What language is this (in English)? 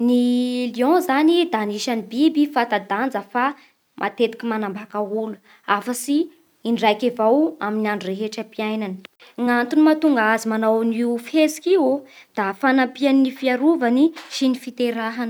Bara Malagasy